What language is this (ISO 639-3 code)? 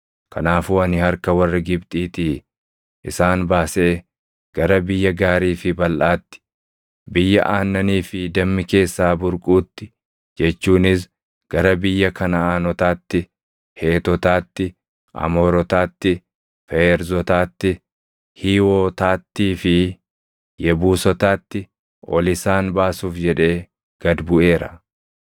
orm